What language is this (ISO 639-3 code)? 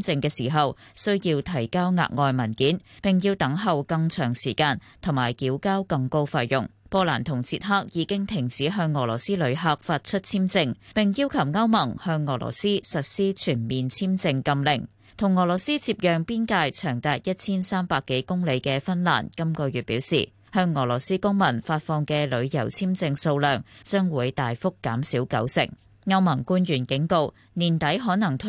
zho